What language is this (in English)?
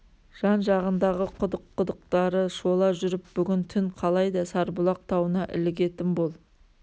Kazakh